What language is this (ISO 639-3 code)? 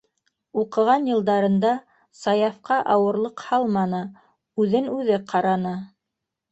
bak